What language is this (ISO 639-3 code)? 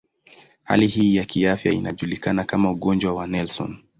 swa